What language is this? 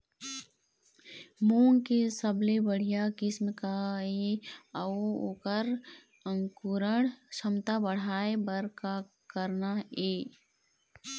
Chhattisgarhi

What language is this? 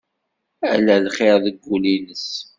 Kabyle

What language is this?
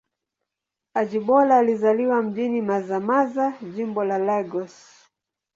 Swahili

